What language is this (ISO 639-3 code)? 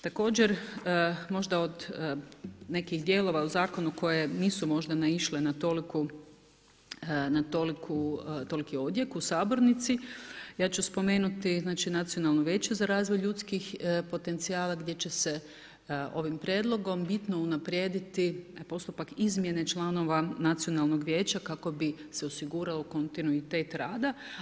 hrv